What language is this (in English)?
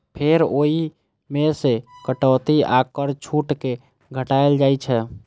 Maithili